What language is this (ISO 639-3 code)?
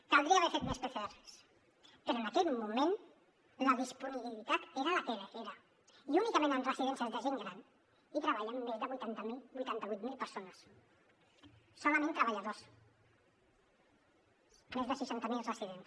cat